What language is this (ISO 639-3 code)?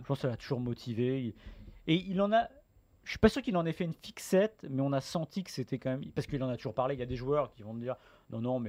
fra